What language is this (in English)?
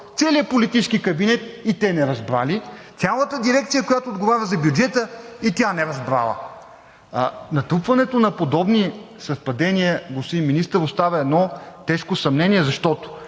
Bulgarian